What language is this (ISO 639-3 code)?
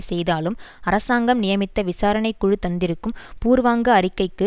tam